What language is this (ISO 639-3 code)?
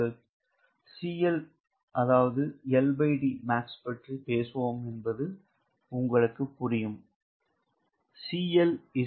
tam